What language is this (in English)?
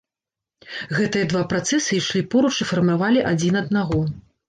Belarusian